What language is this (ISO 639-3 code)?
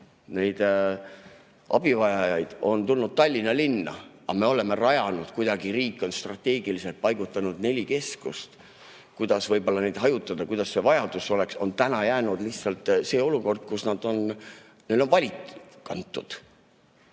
est